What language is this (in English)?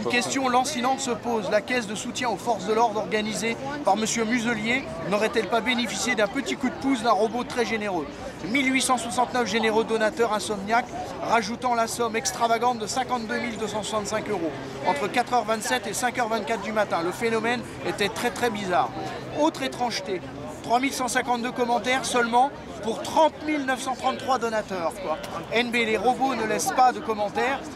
French